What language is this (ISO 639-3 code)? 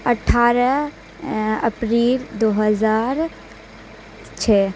urd